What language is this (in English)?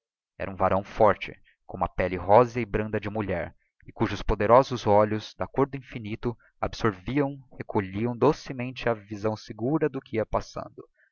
Portuguese